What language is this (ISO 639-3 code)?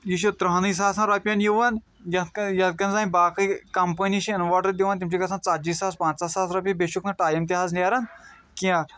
kas